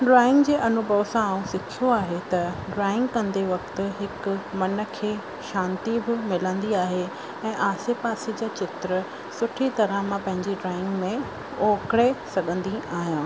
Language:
Sindhi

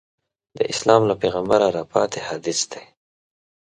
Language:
Pashto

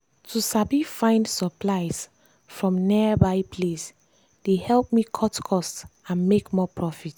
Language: Nigerian Pidgin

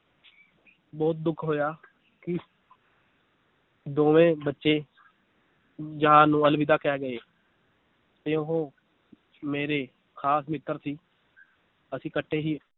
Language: Punjabi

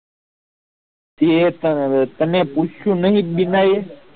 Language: Gujarati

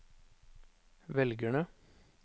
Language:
Norwegian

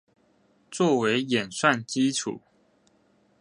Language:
Chinese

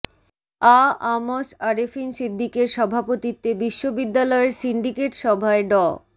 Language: Bangla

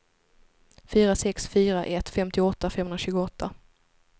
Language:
Swedish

